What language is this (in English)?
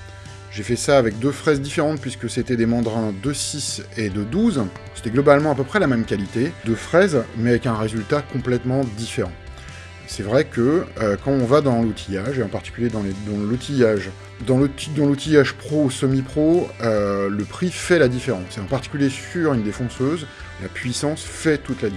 French